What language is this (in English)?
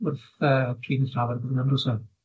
Welsh